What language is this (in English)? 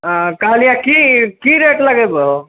Maithili